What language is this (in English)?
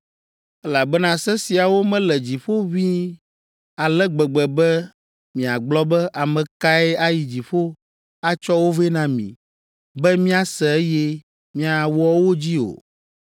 Ewe